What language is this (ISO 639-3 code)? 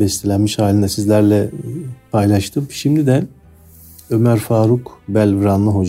tur